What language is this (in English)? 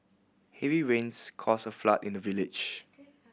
English